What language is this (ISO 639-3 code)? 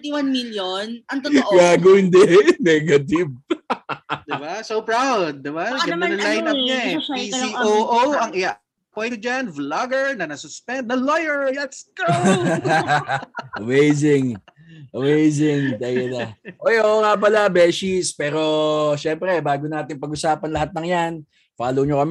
fil